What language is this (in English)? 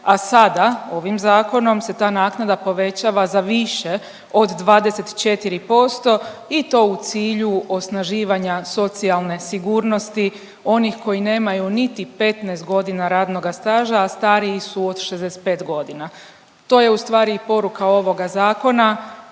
Croatian